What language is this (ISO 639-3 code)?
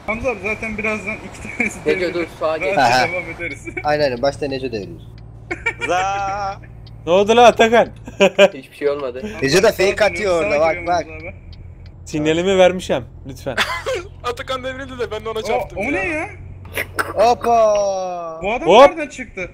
tur